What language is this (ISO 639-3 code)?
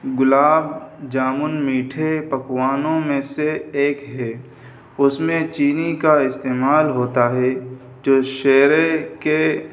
urd